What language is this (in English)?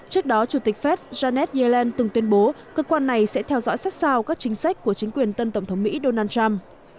Vietnamese